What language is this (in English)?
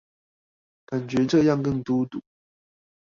Chinese